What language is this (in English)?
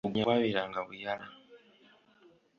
Ganda